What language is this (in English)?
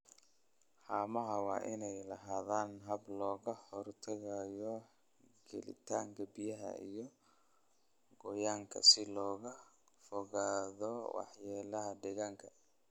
Somali